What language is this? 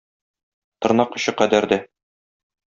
Tatar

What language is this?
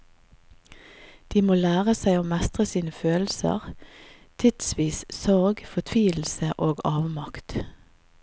Norwegian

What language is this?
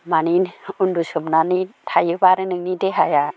Bodo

